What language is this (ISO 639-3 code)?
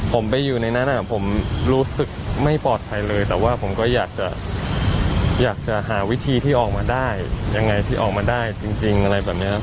tha